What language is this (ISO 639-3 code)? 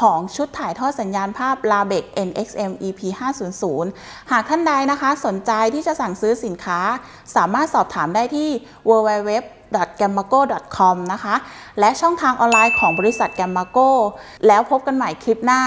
tha